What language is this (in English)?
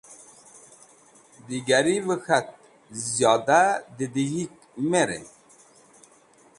Wakhi